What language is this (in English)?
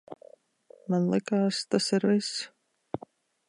Latvian